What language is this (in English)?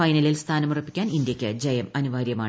Malayalam